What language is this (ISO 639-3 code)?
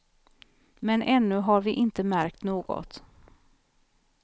swe